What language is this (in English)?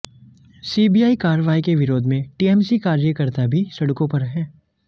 Hindi